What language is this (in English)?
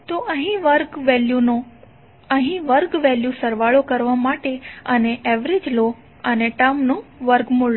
Gujarati